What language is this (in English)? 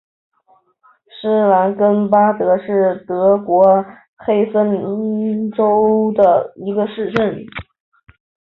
Chinese